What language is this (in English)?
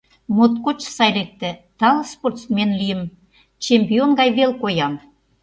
Mari